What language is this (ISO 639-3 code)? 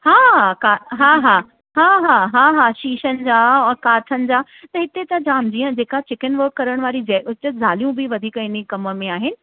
snd